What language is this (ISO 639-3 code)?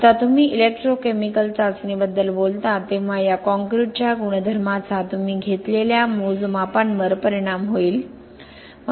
mar